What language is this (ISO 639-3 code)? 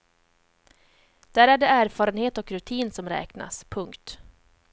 swe